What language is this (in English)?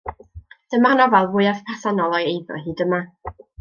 Welsh